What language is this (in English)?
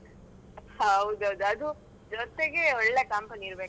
Kannada